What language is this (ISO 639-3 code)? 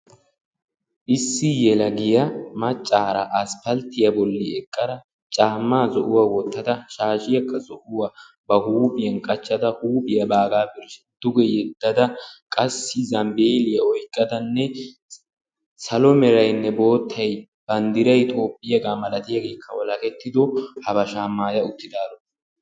wal